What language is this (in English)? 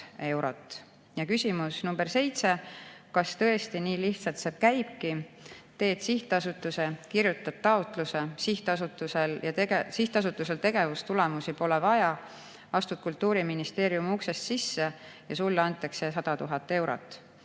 Estonian